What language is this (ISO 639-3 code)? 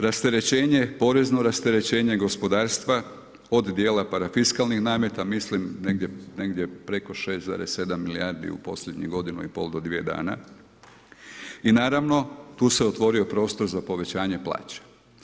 hrv